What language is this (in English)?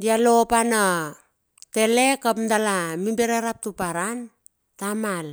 Bilur